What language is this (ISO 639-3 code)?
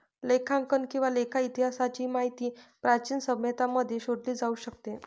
mar